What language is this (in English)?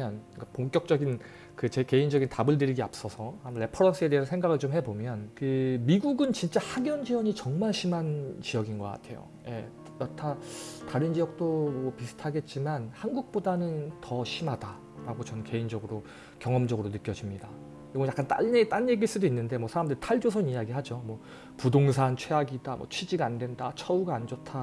Korean